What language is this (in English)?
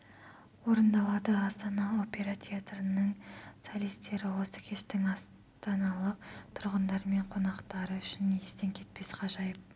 Kazakh